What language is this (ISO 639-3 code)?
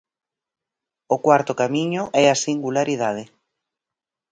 glg